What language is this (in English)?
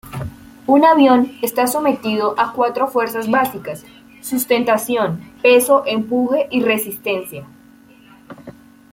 Spanish